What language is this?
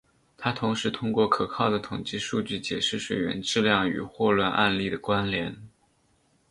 Chinese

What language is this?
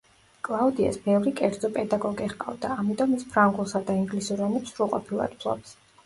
Georgian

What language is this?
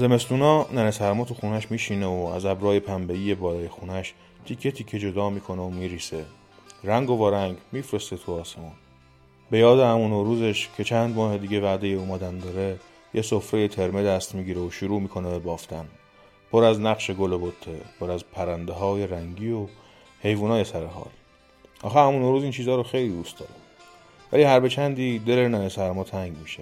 Persian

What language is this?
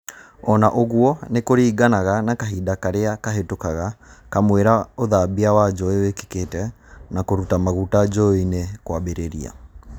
Kikuyu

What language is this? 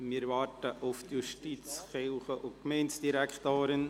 Swiss German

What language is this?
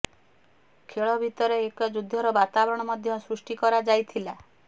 Odia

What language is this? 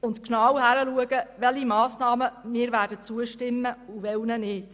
Swiss German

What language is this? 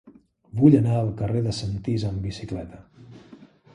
Catalan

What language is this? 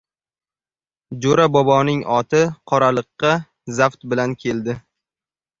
Uzbek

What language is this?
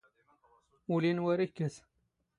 Standard Moroccan Tamazight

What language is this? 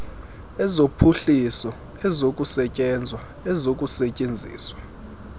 Xhosa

